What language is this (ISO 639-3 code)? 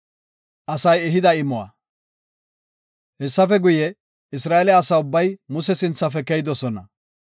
gof